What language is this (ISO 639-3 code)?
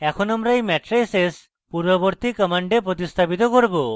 ben